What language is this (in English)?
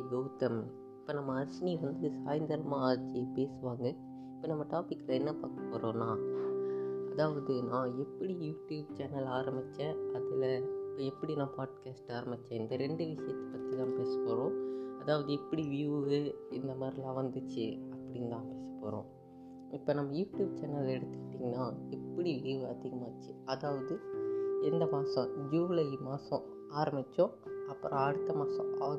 Tamil